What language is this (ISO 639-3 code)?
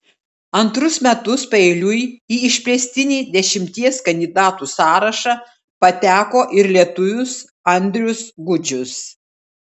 lit